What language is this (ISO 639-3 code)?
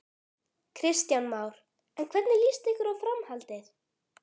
isl